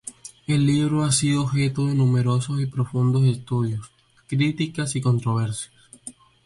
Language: Spanish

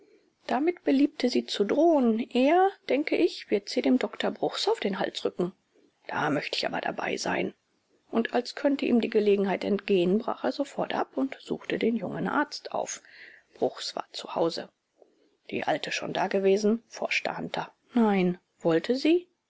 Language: German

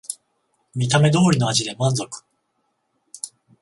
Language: Japanese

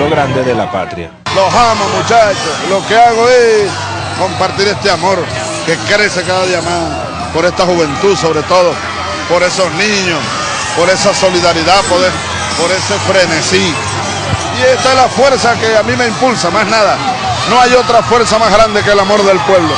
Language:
Spanish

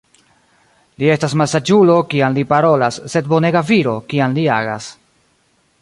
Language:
Esperanto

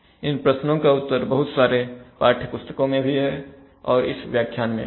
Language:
Hindi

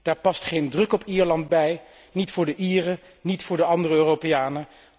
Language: Dutch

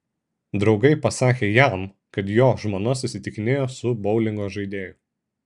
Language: Lithuanian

